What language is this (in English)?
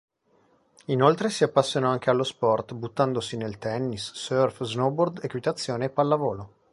Italian